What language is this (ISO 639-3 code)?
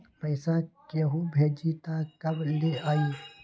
mag